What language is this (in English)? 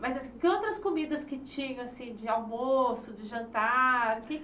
Portuguese